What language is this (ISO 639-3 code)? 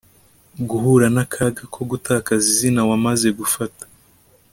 kin